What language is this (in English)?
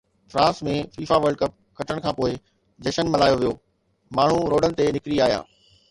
Sindhi